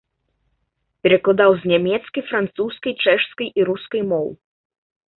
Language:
Belarusian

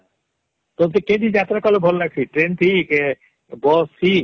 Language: Odia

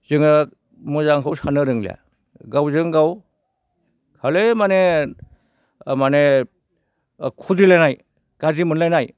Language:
Bodo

